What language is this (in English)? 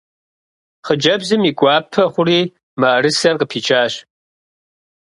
Kabardian